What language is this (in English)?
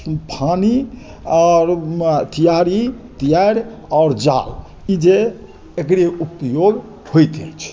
Maithili